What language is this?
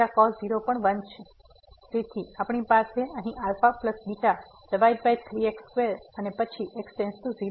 Gujarati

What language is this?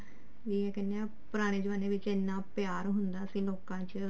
Punjabi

